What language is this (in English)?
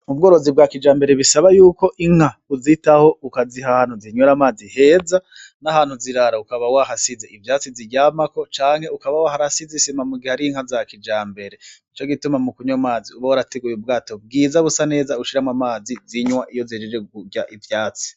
Rundi